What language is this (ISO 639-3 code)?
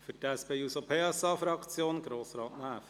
gsw